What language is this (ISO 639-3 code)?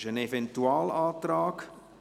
gsw